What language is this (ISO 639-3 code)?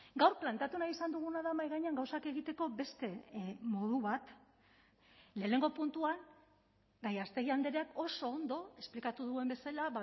eus